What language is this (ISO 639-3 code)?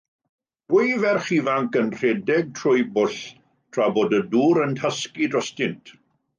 cym